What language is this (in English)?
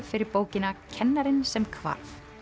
Icelandic